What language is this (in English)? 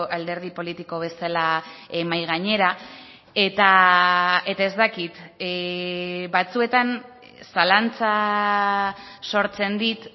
Basque